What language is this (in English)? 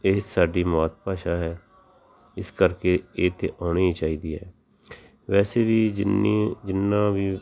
Punjabi